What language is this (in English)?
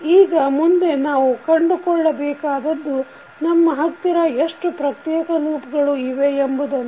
Kannada